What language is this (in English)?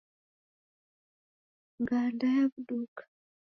Taita